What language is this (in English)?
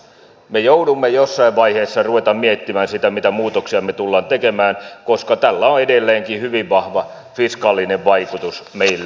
Finnish